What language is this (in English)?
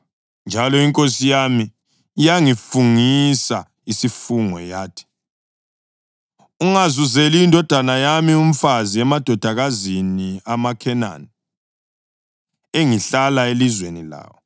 North Ndebele